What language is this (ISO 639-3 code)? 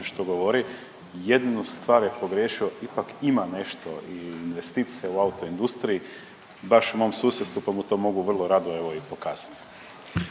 hrv